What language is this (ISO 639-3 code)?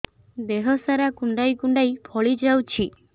ori